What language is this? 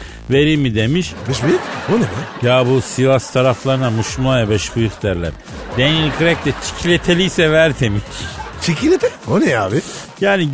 Turkish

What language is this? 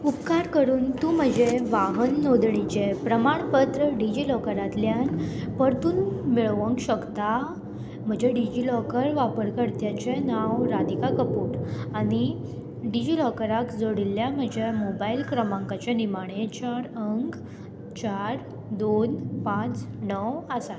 Konkani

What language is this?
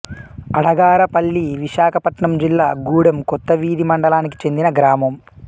Telugu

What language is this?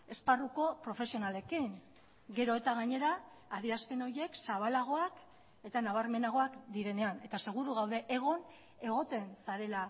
Basque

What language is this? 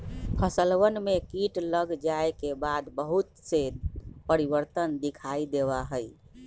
Magahi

